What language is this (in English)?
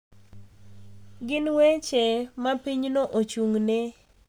Luo (Kenya and Tanzania)